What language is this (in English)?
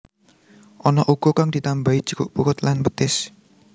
Javanese